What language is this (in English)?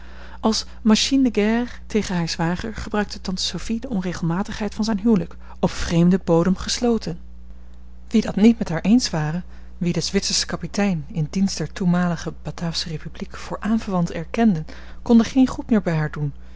Dutch